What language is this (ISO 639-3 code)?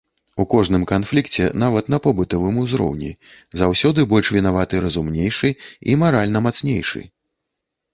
bel